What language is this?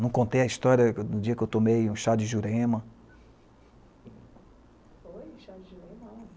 Portuguese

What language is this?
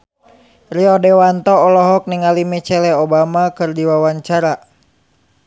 Sundanese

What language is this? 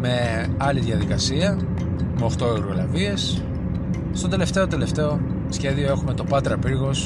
Greek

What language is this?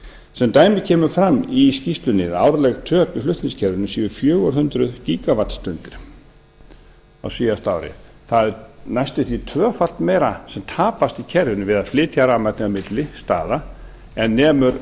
Icelandic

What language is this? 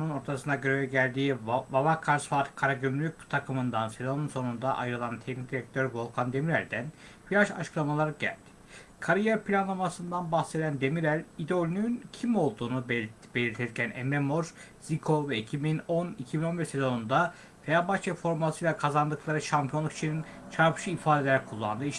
Turkish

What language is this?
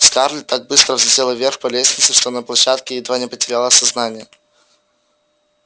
Russian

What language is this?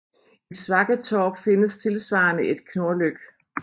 Danish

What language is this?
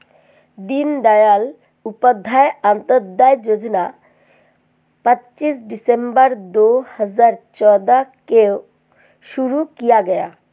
Hindi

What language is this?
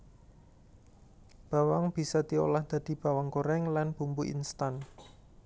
Javanese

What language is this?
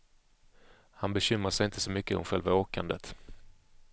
Swedish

